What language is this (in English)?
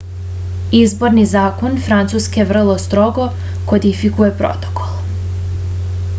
Serbian